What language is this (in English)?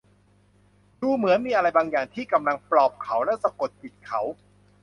Thai